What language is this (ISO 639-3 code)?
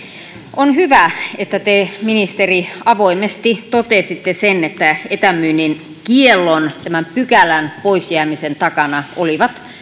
fin